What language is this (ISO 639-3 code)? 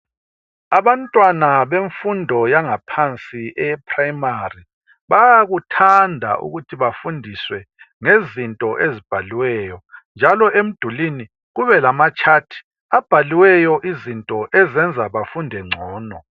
nde